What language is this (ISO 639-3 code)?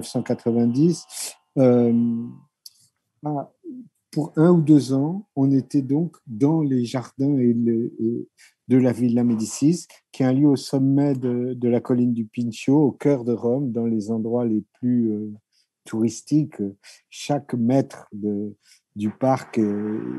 fra